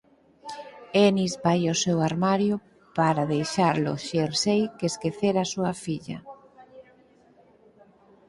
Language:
Galician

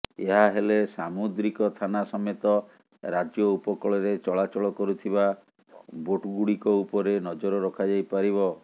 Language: Odia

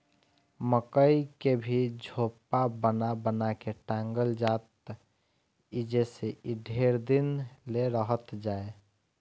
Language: Bhojpuri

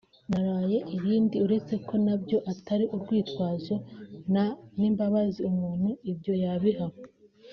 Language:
Kinyarwanda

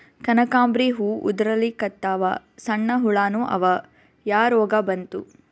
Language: Kannada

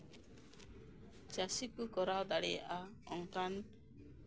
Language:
Santali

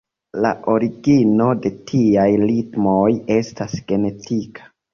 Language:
Esperanto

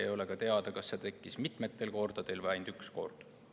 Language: Estonian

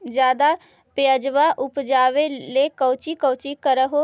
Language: Magahi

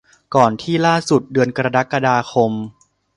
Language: Thai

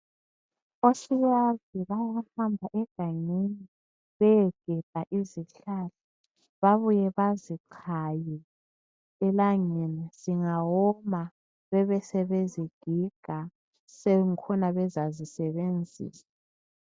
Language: North Ndebele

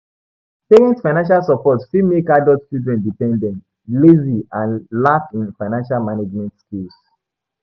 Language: Nigerian Pidgin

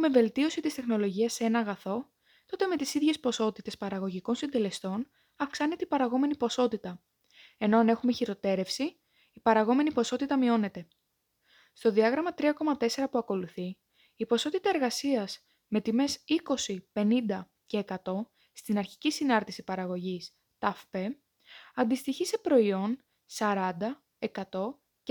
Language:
Greek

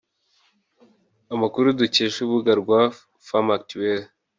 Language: Kinyarwanda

